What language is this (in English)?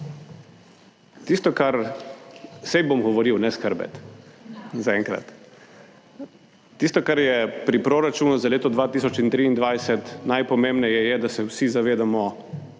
Slovenian